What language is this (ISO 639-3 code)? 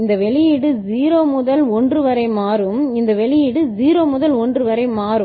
tam